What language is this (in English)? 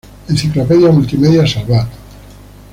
Spanish